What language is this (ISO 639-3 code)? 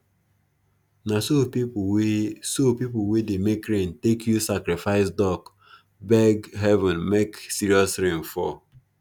pcm